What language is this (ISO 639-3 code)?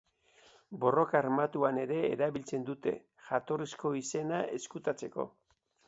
eus